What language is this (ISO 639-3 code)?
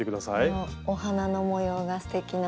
jpn